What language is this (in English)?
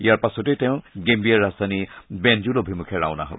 Assamese